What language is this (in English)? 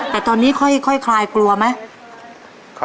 Thai